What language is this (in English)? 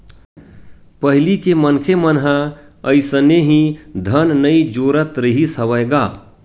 Chhattisgarhi